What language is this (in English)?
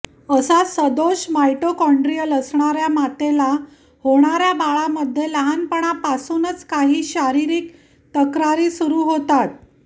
Marathi